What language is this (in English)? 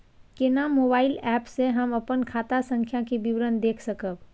Maithili